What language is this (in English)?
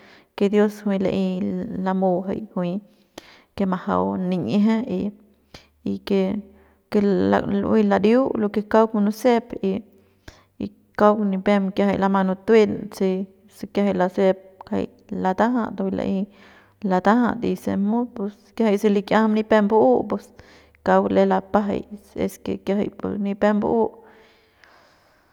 Central Pame